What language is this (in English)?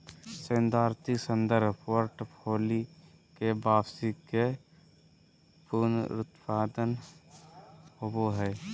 Magahi